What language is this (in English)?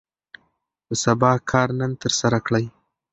Pashto